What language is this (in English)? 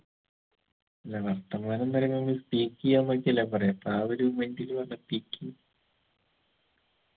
Malayalam